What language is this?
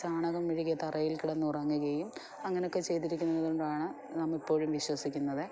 Malayalam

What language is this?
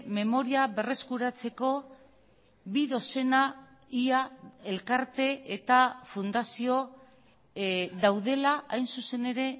Basque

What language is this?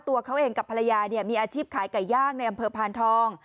Thai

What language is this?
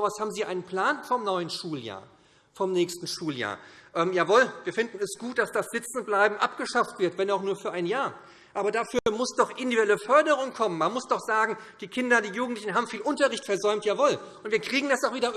German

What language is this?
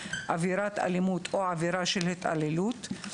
Hebrew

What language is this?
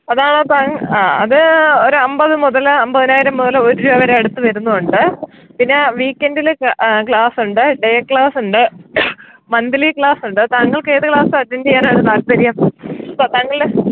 Malayalam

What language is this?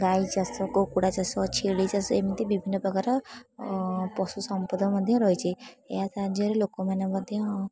Odia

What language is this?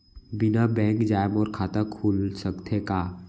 Chhattisgarhi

